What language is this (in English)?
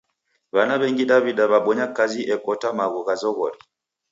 Taita